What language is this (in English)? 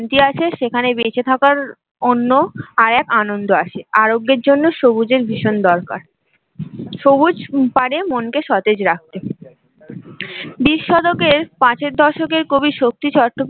Bangla